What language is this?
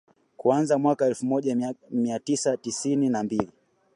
Swahili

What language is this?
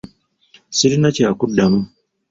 Ganda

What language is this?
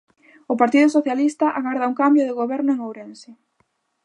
Galician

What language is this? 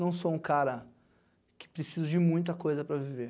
Portuguese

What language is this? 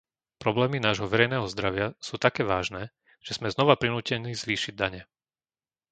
Slovak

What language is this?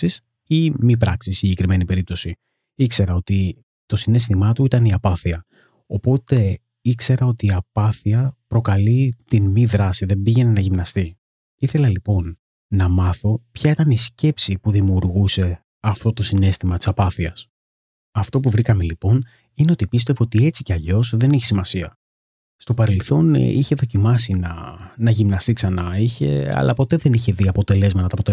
Greek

